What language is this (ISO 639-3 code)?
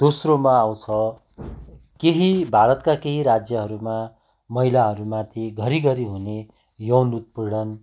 nep